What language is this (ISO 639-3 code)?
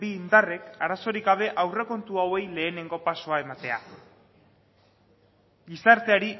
eus